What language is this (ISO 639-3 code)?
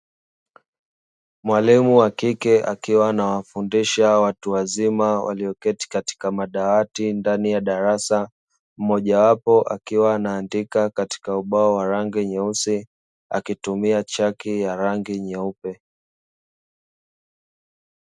swa